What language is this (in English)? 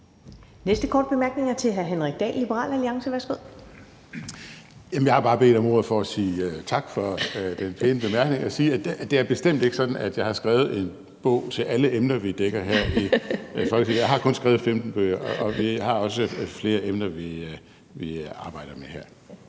Danish